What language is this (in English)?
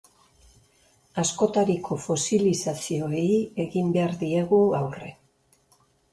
Basque